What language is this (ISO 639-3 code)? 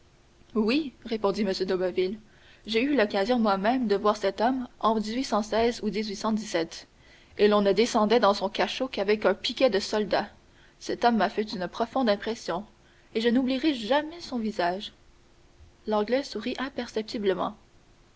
fra